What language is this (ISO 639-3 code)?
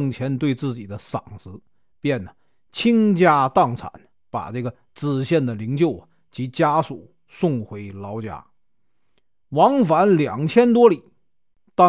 zho